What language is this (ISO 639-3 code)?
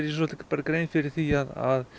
isl